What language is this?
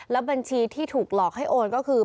Thai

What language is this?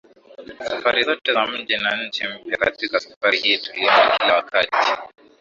Swahili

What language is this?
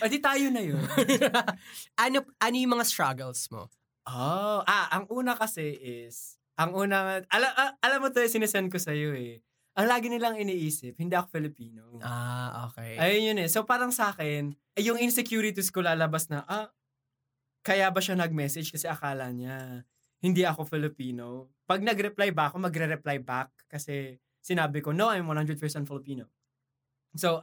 Filipino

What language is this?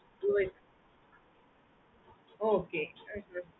Tamil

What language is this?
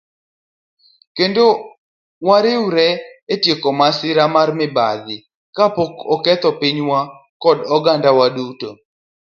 Luo (Kenya and Tanzania)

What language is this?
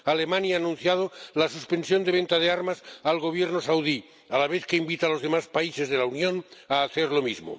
Spanish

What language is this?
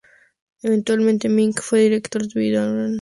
Spanish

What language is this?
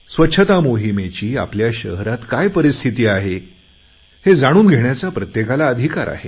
Marathi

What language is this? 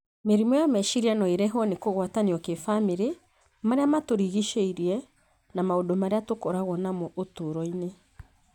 Kikuyu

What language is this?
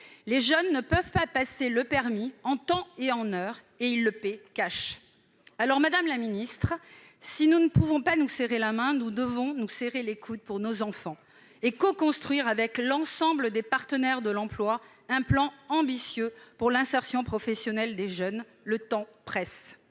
French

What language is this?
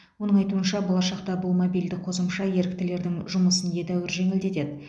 Kazakh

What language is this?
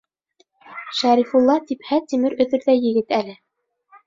Bashkir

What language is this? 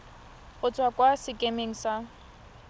Tswana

